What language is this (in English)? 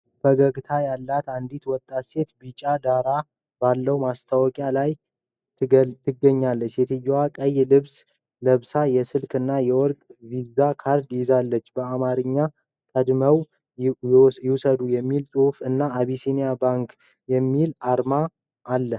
Amharic